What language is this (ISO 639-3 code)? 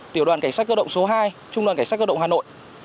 vie